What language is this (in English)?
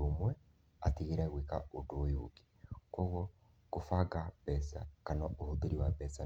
Kikuyu